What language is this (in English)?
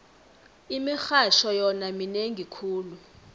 South Ndebele